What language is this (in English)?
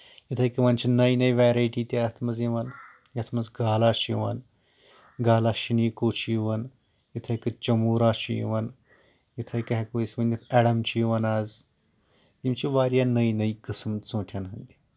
Kashmiri